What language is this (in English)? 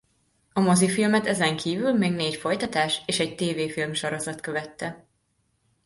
Hungarian